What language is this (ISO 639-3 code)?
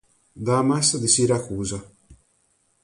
ita